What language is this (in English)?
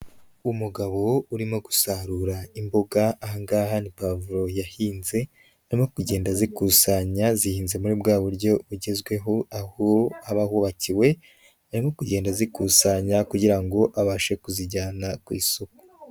Kinyarwanda